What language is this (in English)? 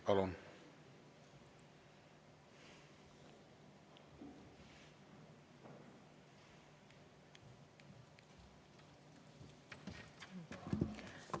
Estonian